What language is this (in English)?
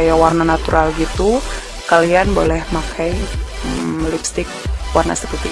Indonesian